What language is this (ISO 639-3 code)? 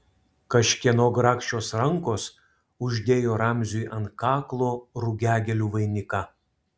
lit